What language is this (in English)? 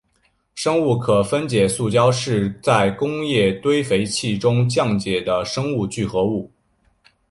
Chinese